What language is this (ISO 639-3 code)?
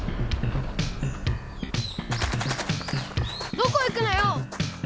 jpn